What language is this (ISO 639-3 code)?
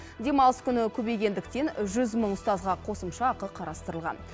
kaz